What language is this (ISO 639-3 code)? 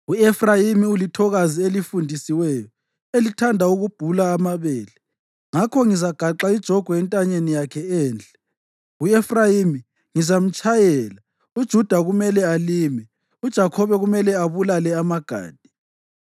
nde